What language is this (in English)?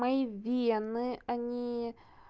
Russian